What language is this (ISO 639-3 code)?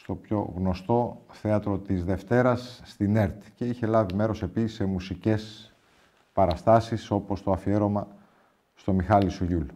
ell